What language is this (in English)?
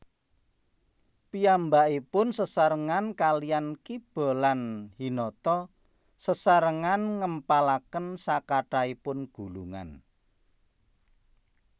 Javanese